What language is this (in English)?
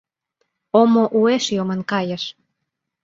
Mari